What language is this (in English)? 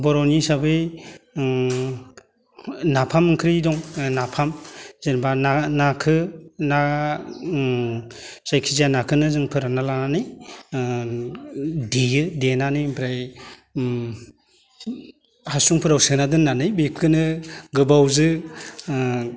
Bodo